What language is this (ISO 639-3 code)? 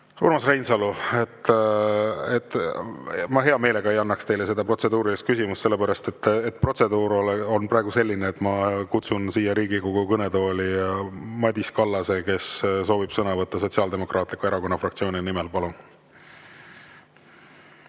est